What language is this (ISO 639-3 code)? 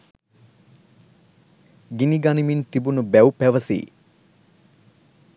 sin